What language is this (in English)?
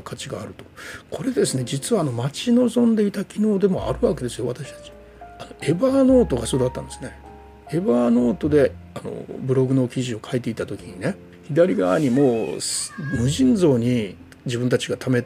Japanese